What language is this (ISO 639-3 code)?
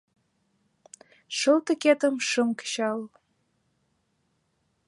chm